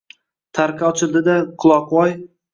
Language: Uzbek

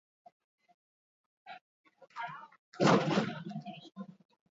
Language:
Basque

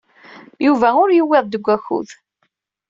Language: Kabyle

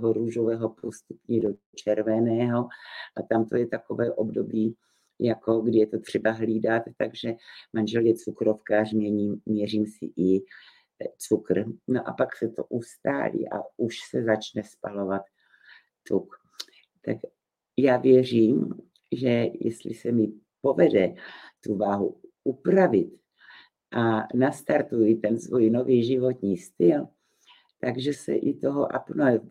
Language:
Czech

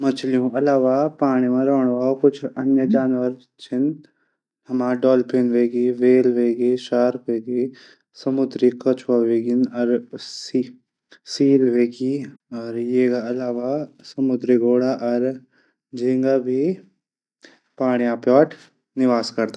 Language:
Garhwali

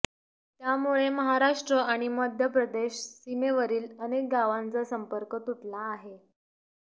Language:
Marathi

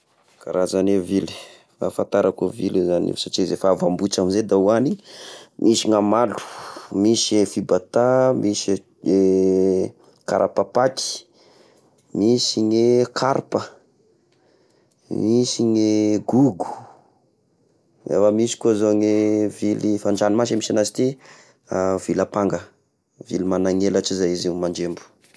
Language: Tesaka Malagasy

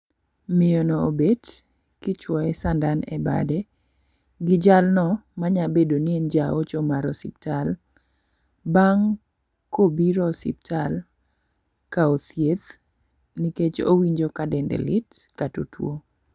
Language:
Luo (Kenya and Tanzania)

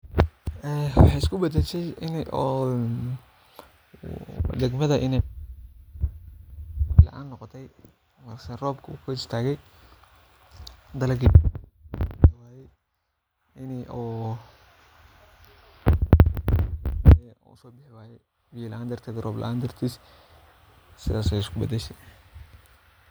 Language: Somali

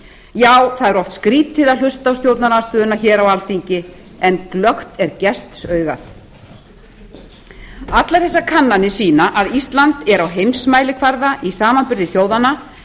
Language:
Icelandic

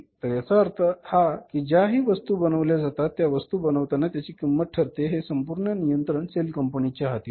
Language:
Marathi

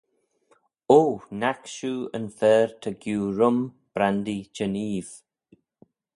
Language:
Manx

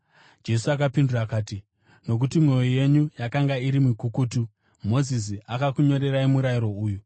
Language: Shona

